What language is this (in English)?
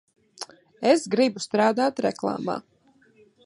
Latvian